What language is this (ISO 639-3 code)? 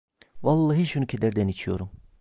tur